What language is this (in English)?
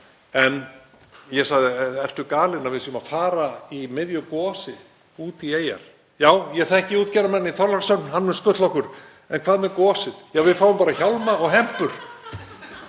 Icelandic